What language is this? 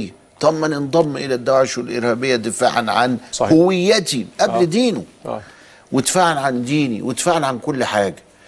Arabic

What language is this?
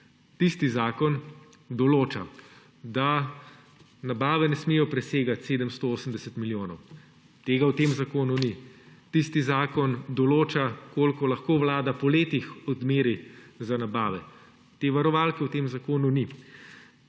Slovenian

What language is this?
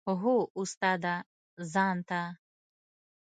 Pashto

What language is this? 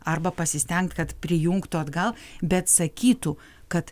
Lithuanian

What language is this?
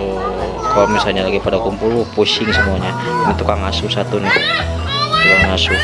Indonesian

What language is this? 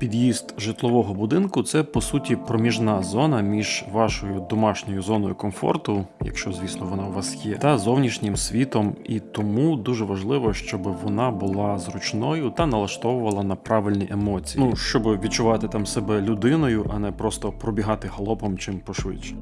Ukrainian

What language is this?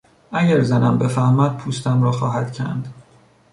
Persian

